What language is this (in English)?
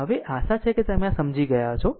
Gujarati